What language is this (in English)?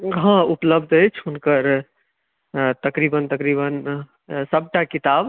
Maithili